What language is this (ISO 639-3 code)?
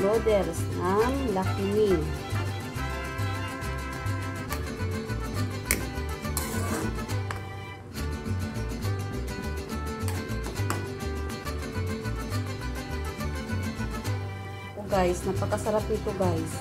fil